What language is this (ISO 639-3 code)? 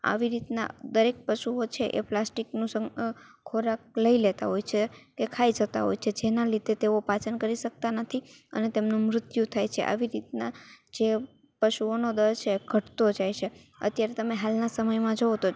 guj